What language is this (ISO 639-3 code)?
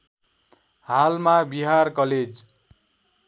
nep